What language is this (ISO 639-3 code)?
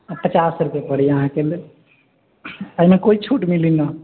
mai